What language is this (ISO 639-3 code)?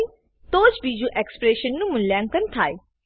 guj